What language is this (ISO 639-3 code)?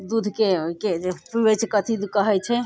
mai